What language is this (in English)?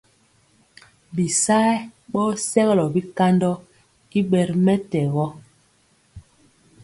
Mpiemo